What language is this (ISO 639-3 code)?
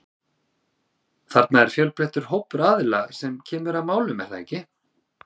isl